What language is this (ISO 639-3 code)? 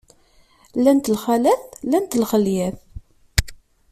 kab